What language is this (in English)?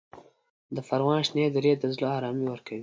Pashto